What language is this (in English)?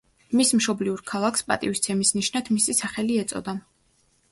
Georgian